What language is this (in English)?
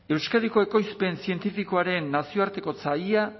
Basque